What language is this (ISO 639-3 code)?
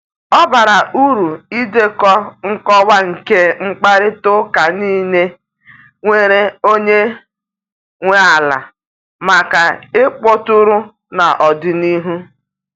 ibo